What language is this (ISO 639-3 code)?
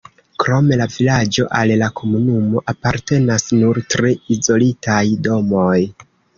epo